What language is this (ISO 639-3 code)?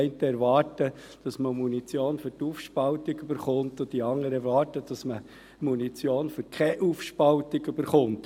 gsw